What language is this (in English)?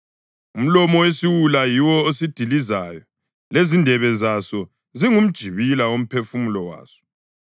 North Ndebele